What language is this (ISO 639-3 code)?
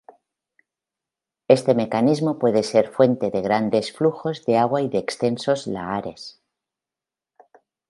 spa